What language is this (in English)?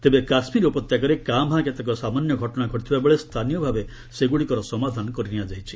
Odia